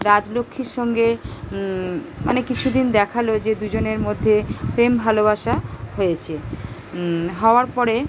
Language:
Bangla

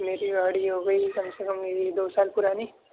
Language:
Urdu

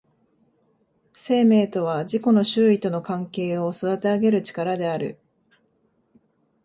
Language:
Japanese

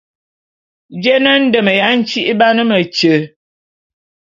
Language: Bulu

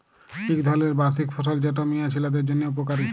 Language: Bangla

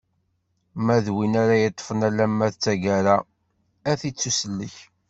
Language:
Kabyle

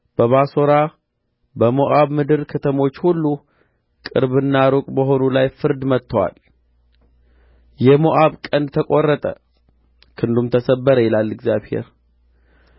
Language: Amharic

